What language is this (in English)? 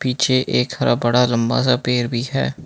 Hindi